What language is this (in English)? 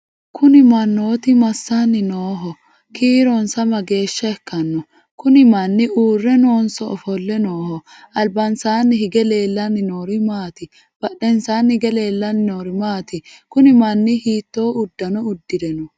Sidamo